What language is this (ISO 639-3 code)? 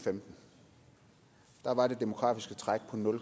dan